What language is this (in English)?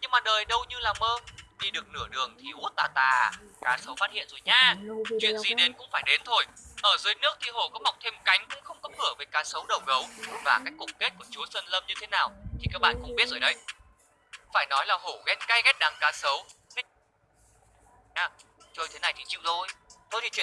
Vietnamese